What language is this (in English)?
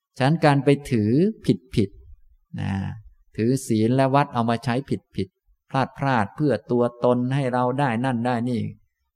Thai